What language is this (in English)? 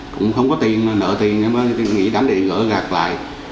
Vietnamese